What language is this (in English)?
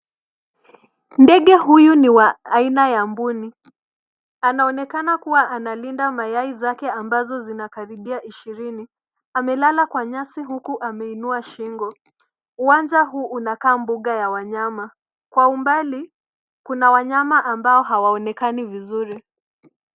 Swahili